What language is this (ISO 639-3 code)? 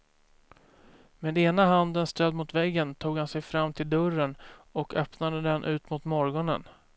swe